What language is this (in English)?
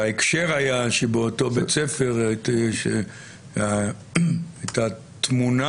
Hebrew